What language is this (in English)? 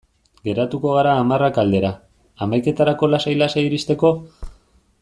Basque